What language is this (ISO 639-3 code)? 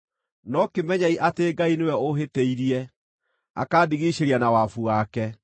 kik